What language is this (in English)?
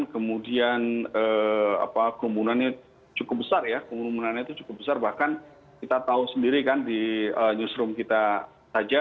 Indonesian